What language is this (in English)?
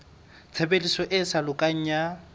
Southern Sotho